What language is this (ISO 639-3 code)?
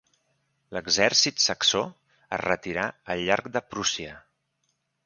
cat